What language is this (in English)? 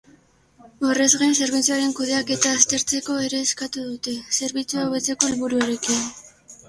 Basque